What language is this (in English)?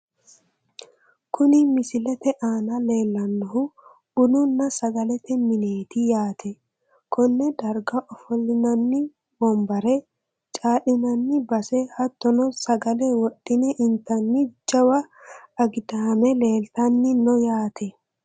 Sidamo